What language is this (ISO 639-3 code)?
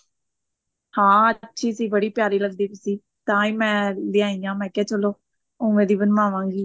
pan